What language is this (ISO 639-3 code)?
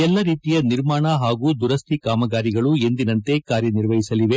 kan